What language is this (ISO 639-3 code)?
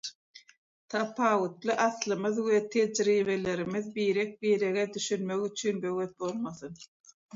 tuk